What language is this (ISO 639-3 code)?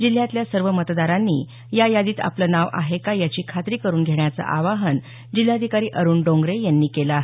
mar